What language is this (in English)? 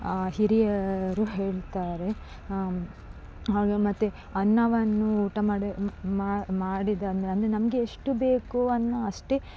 Kannada